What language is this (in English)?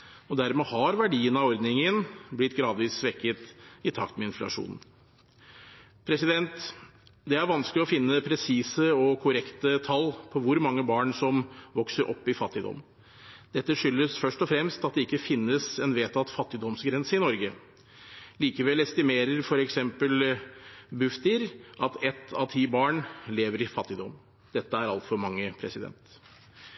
Norwegian Bokmål